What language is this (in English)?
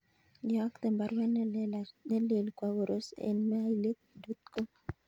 Kalenjin